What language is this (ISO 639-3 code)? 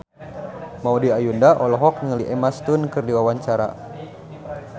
sun